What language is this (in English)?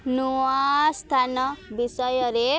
Odia